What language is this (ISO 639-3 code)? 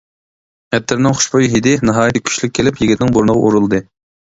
uig